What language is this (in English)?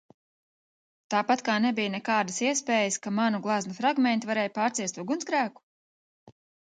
Latvian